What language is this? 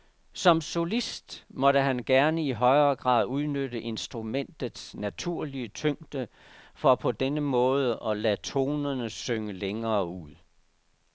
Danish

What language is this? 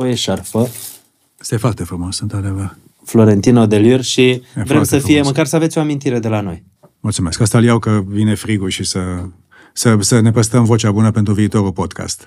Romanian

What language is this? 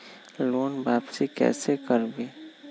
Magahi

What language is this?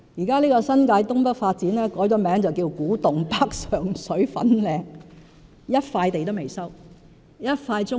Cantonese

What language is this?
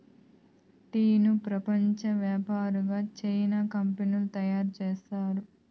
Telugu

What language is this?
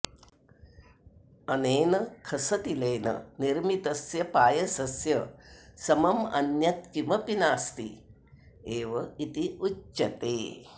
Sanskrit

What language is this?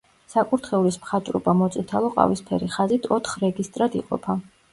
Georgian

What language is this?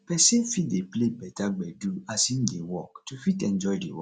Nigerian Pidgin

